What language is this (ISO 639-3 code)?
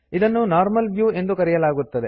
kan